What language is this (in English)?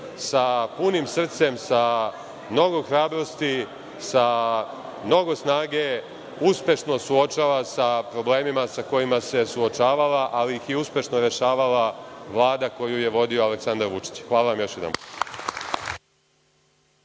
Serbian